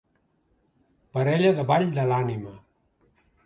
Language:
Catalan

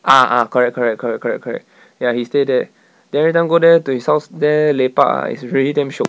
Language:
English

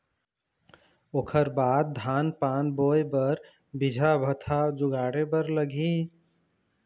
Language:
Chhattisgarhi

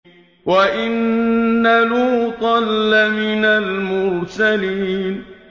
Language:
Arabic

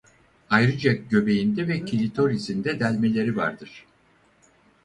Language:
Turkish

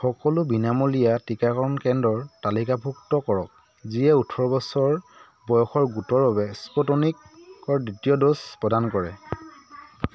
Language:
Assamese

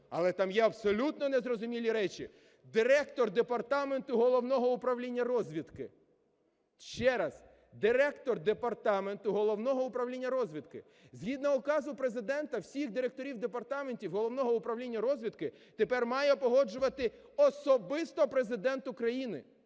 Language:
Ukrainian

